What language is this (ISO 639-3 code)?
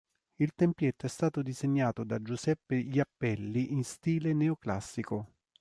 ita